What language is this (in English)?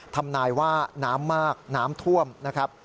Thai